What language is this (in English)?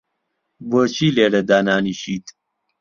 Central Kurdish